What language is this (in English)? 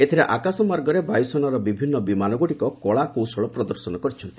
Odia